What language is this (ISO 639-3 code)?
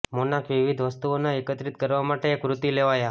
guj